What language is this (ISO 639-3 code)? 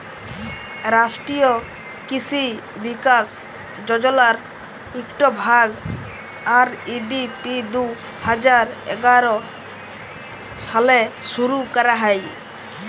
ben